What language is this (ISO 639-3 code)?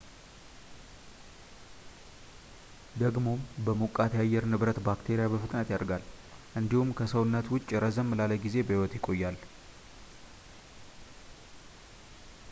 amh